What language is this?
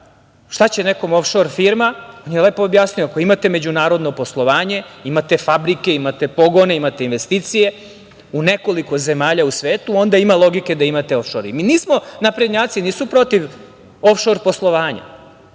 Serbian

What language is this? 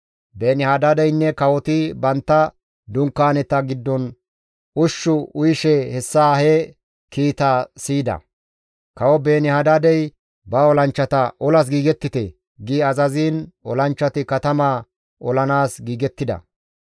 Gamo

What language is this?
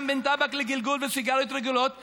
Hebrew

